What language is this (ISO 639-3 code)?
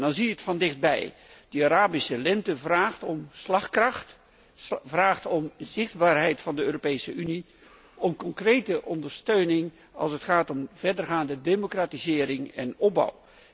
nld